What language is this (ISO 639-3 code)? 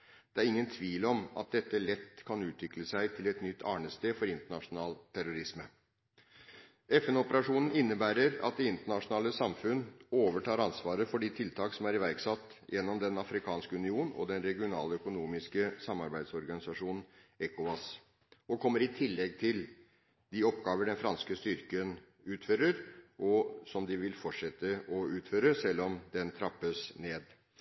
nob